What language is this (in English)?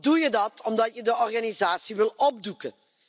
Dutch